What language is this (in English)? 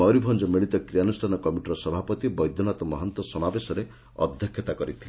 Odia